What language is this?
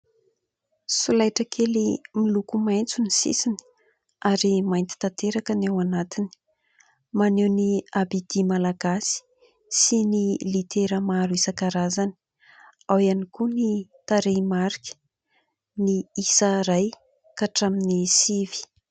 Malagasy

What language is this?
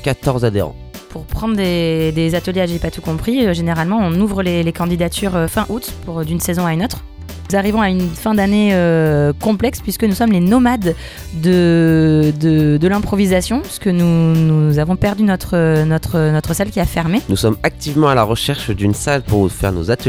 French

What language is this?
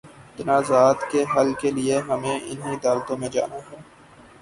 Urdu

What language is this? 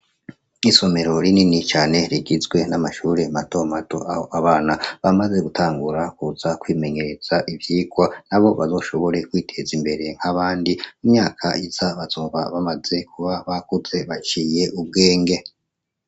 Rundi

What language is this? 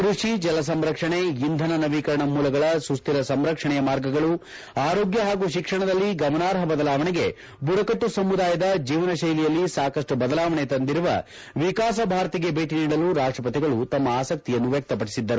Kannada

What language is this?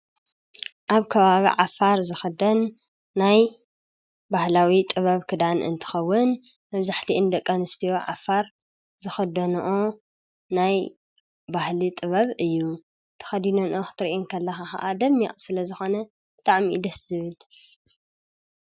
Tigrinya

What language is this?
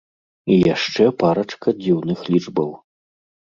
Belarusian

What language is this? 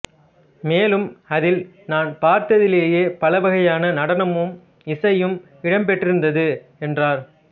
Tamil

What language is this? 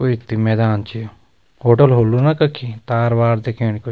Garhwali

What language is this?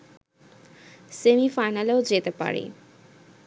Bangla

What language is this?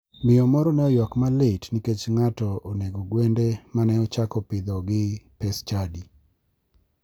Luo (Kenya and Tanzania)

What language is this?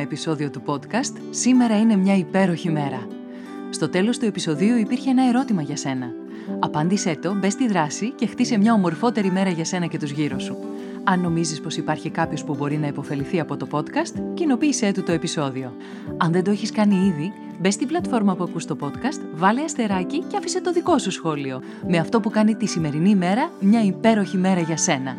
Greek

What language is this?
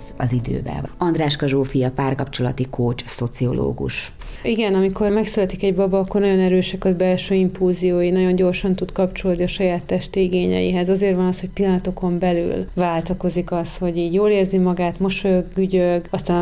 Hungarian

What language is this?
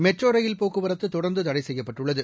Tamil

